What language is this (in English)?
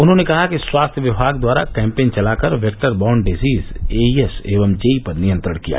Hindi